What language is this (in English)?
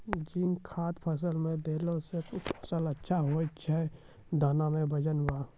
Maithili